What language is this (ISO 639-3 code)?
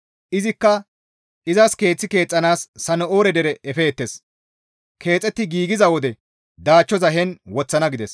gmv